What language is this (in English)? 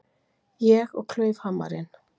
Icelandic